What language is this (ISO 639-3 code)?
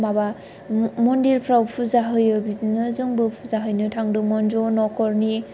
brx